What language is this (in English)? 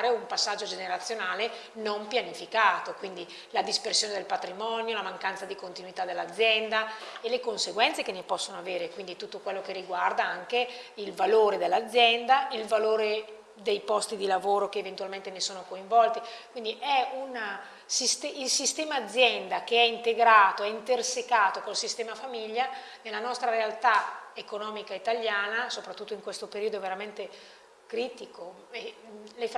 Italian